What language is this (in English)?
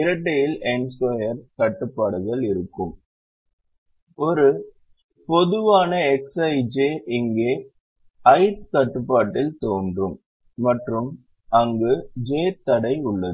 Tamil